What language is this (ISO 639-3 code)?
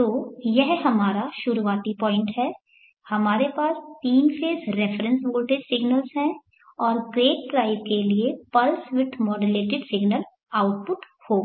hin